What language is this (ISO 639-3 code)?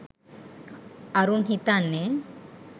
sin